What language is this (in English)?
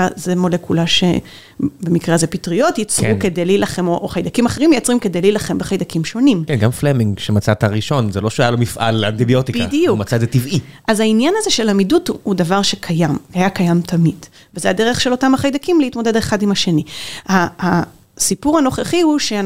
Hebrew